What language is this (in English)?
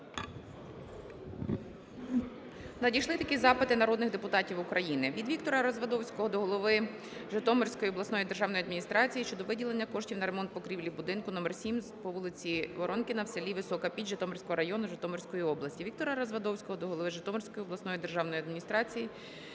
Ukrainian